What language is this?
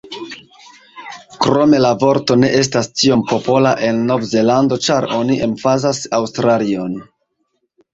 Esperanto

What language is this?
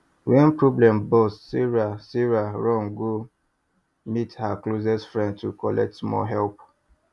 Nigerian Pidgin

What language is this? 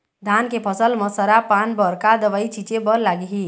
Chhattisgarhi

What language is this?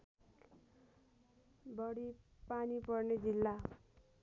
Nepali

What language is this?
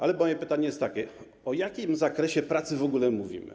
Polish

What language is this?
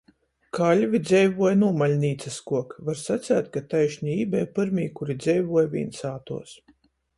Latgalian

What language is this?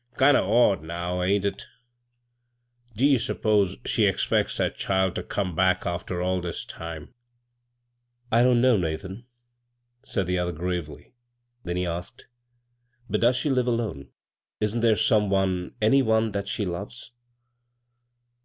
English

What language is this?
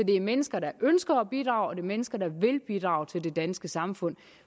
Danish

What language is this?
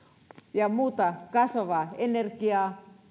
Finnish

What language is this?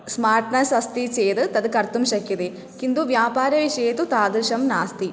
Sanskrit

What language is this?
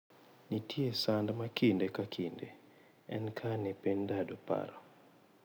Luo (Kenya and Tanzania)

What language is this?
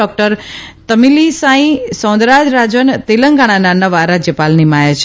Gujarati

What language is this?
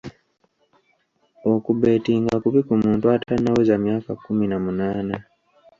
Ganda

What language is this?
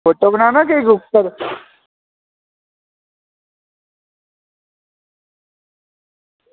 Dogri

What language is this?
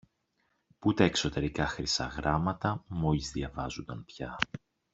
Greek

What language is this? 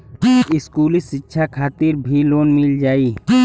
Bhojpuri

